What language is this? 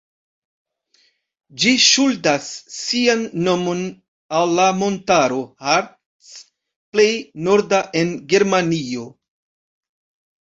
Esperanto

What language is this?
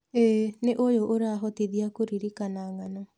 Kikuyu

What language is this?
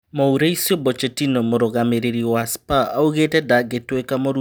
Kikuyu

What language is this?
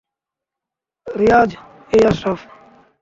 Bangla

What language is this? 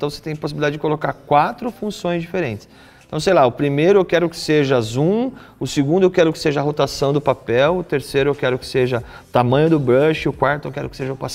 Portuguese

